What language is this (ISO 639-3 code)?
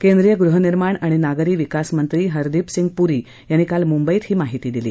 mar